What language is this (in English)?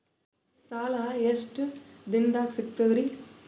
Kannada